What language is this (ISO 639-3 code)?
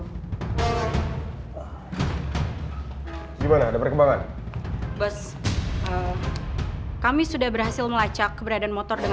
ind